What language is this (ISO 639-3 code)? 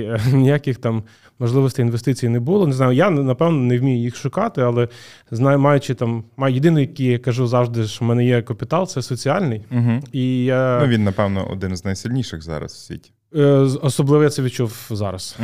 ukr